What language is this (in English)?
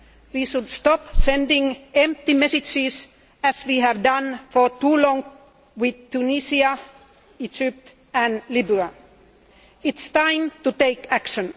English